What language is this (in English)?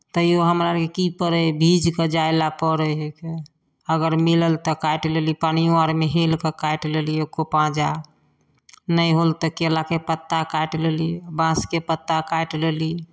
Maithili